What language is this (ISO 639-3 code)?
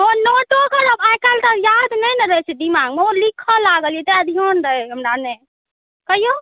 mai